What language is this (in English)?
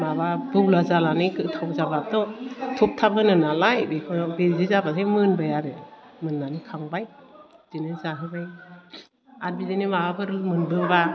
Bodo